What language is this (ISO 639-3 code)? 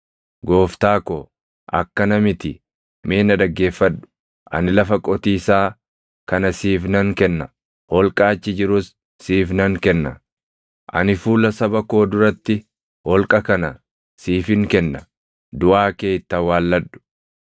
orm